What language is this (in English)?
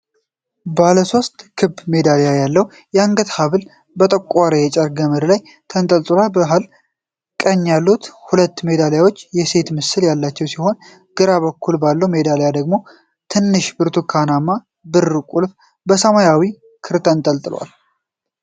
Amharic